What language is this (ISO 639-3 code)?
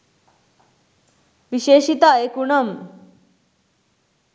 sin